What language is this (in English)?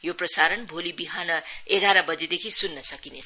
Nepali